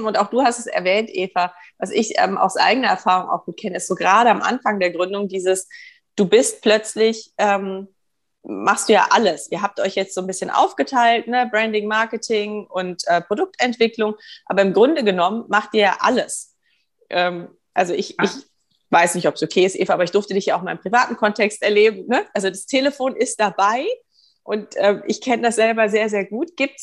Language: German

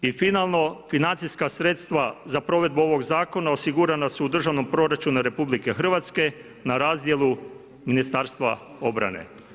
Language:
Croatian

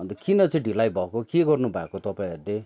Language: Nepali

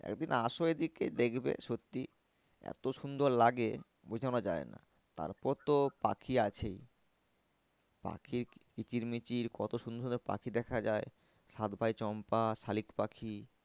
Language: Bangla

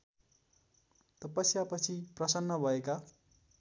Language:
Nepali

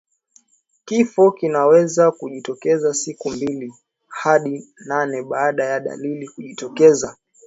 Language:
Swahili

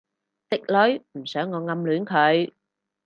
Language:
Cantonese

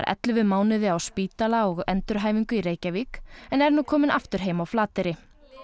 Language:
Icelandic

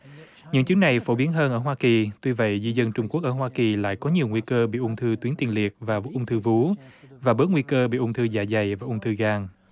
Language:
Vietnamese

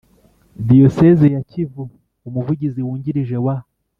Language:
Kinyarwanda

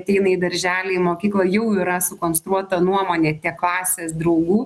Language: Lithuanian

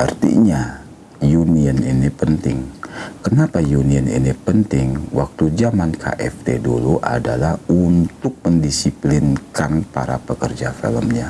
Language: Indonesian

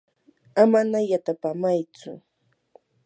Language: Yanahuanca Pasco Quechua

